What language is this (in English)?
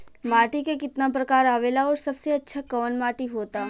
Bhojpuri